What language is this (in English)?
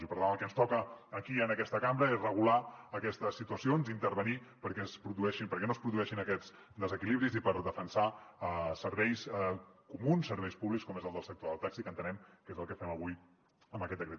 Catalan